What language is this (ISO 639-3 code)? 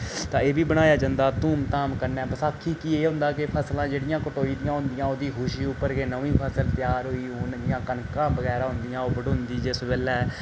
doi